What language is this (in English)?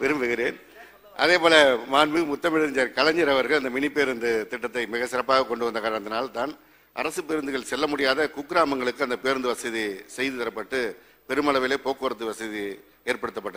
Turkish